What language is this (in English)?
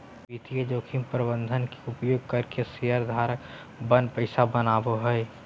Magahi